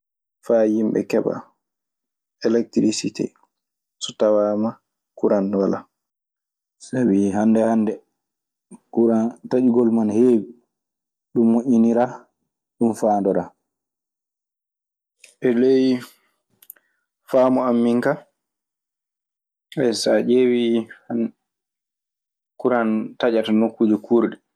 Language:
Maasina Fulfulde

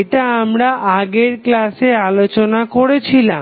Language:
Bangla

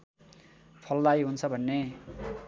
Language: Nepali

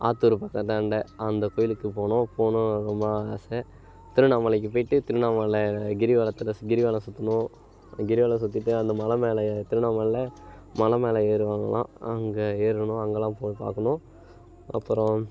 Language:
Tamil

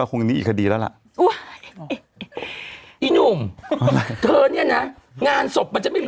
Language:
Thai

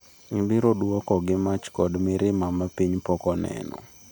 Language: Luo (Kenya and Tanzania)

